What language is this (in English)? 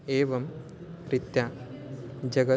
Sanskrit